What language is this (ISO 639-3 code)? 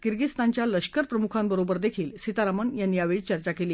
mar